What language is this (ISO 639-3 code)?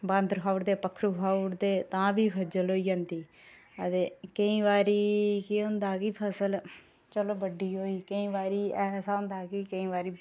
doi